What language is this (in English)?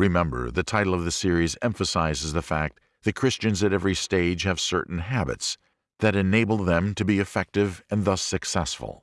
English